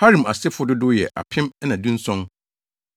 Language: Akan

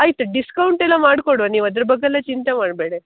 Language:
Kannada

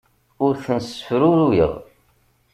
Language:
Kabyle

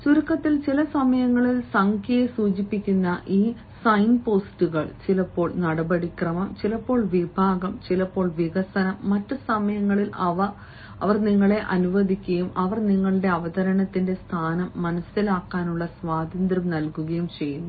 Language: Malayalam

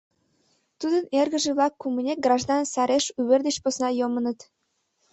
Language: Mari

